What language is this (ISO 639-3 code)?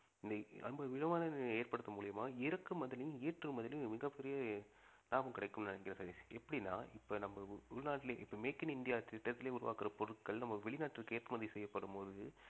tam